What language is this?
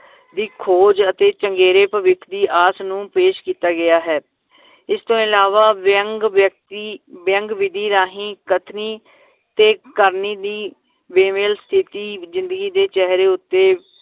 Punjabi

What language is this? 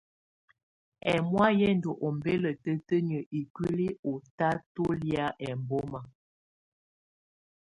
Tunen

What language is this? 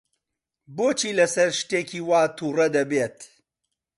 Central Kurdish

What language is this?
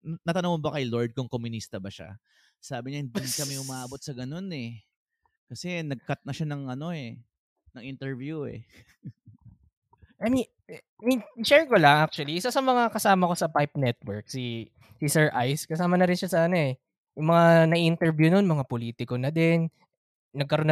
Filipino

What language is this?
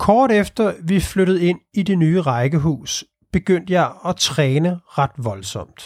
Danish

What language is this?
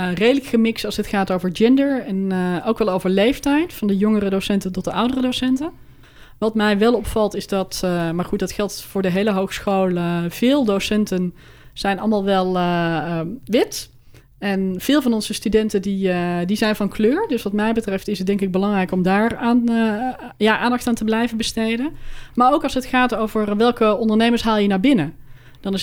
Dutch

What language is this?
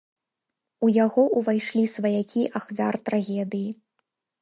Belarusian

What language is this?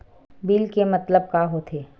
Chhattisgarhi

